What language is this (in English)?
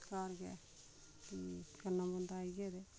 Dogri